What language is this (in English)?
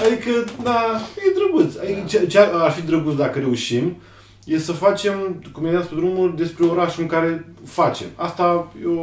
Romanian